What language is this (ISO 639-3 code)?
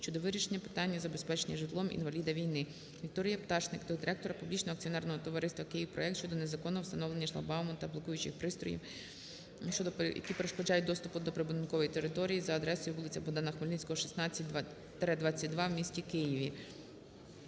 ukr